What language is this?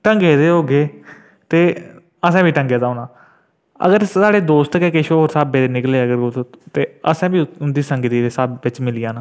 Dogri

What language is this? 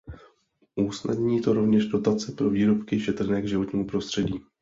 Czech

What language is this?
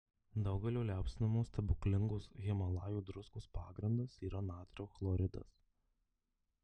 Lithuanian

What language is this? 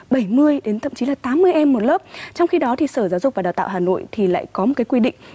Vietnamese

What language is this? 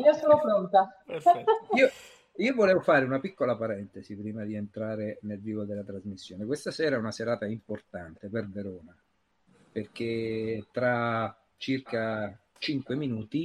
Italian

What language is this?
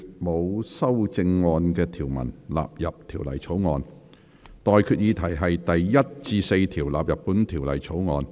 Cantonese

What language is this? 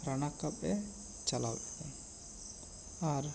Santali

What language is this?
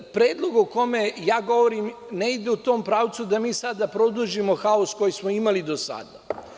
Serbian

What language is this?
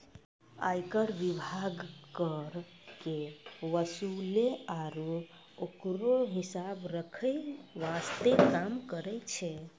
Maithili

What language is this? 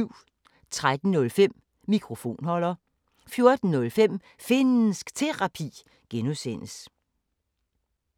Danish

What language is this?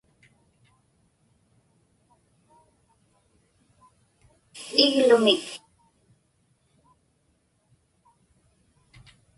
Inupiaq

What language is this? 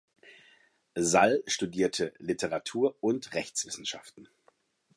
German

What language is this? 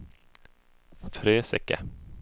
Swedish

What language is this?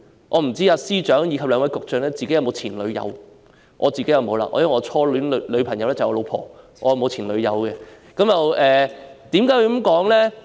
Cantonese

